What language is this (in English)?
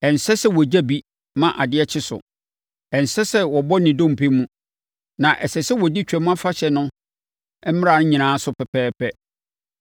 Akan